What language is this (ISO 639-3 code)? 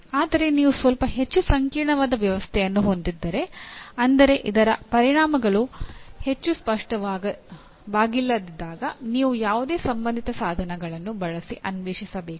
kan